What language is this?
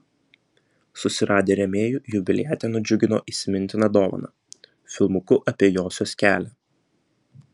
Lithuanian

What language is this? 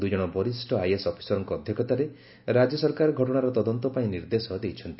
Odia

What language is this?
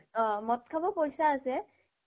Assamese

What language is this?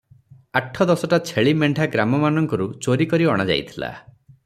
Odia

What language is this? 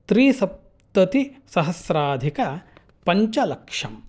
Sanskrit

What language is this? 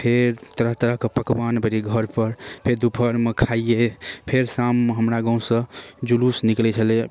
Maithili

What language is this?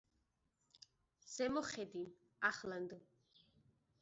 Georgian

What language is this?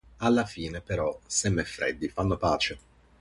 Italian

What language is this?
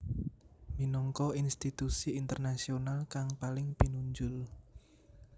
Javanese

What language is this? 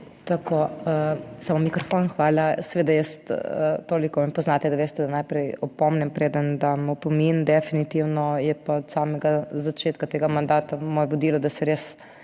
Slovenian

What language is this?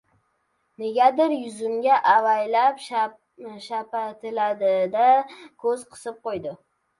Uzbek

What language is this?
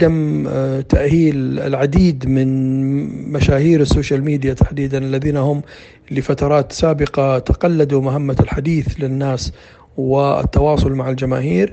Arabic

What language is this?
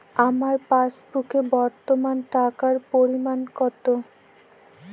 Bangla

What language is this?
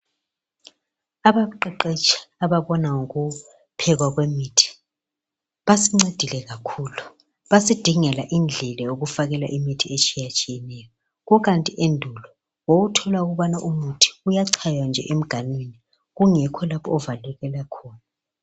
North Ndebele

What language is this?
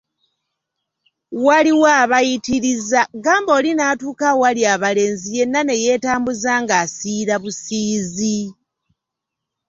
Ganda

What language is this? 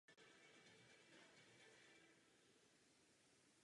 Czech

